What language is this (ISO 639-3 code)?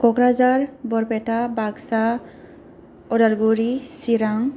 brx